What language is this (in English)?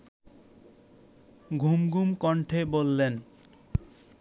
Bangla